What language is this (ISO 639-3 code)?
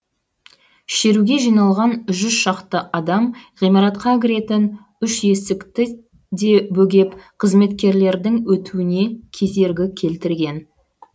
kaz